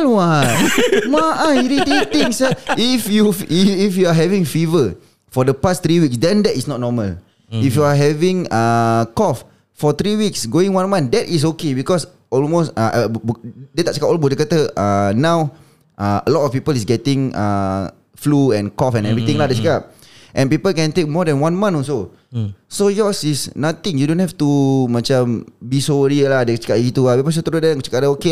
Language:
Malay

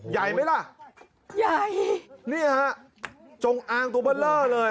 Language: Thai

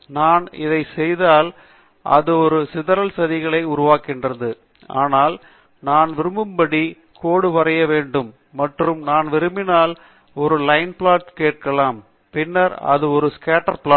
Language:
Tamil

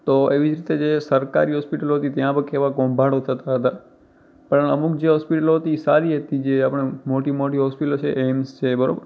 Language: Gujarati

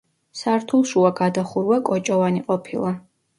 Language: Georgian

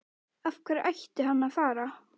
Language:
Icelandic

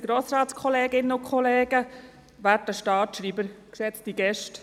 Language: Swiss German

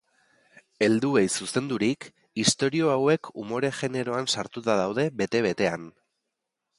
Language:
Basque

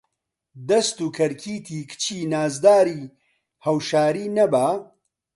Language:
Central Kurdish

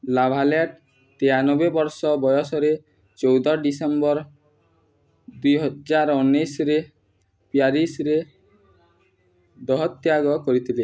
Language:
Odia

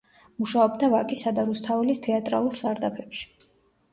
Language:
Georgian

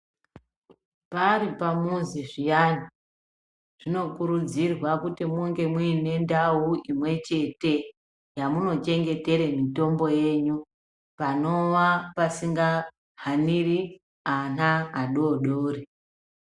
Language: Ndau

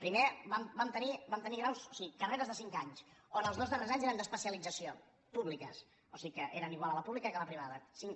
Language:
Catalan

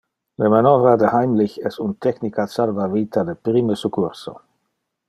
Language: Interlingua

